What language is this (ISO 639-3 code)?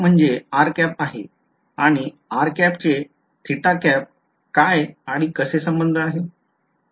mar